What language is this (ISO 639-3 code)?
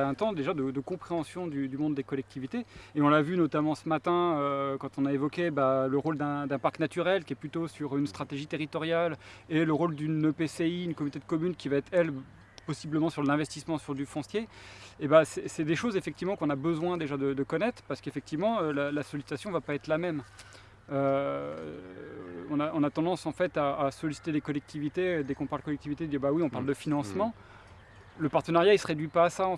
fra